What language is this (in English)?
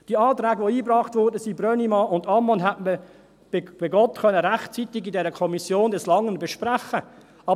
Swiss German